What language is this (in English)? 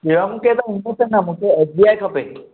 Sindhi